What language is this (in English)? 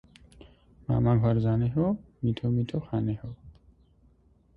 Nepali